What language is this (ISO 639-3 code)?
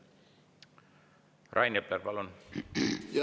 est